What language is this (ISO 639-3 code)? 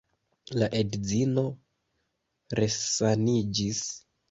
epo